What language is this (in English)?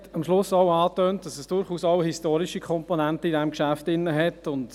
Swiss German